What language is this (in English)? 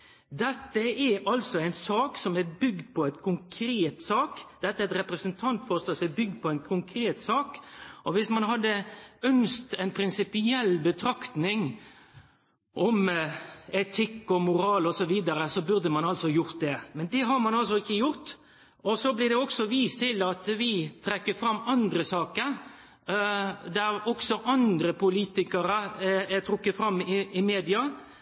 Norwegian Nynorsk